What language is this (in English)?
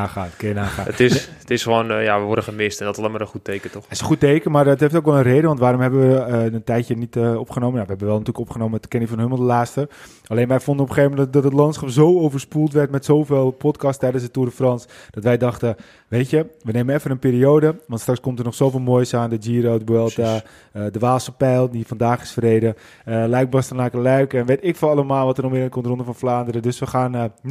Dutch